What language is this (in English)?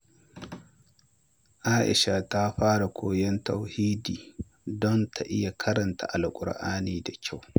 Hausa